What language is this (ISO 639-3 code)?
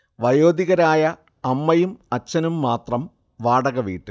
mal